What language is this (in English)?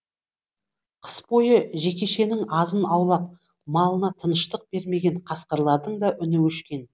Kazakh